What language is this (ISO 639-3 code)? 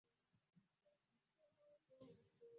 swa